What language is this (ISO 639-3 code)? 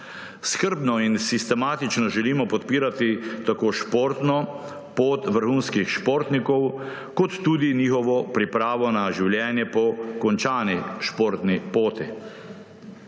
slv